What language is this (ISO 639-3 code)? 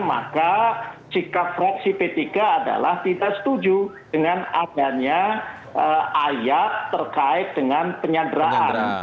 ind